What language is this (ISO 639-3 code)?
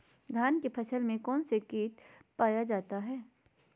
mag